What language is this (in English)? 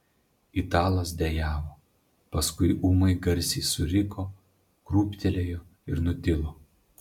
Lithuanian